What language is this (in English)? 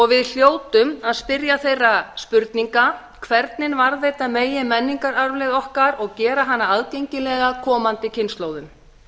Icelandic